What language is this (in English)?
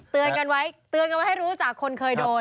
Thai